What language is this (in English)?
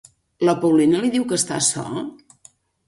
Catalan